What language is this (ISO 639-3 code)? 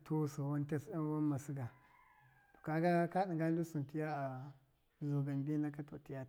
mkf